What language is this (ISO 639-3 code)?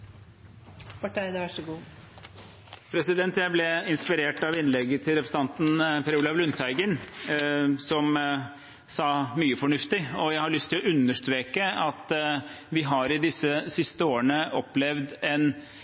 nob